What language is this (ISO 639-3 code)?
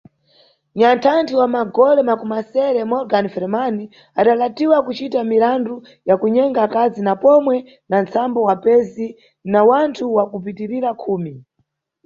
nyu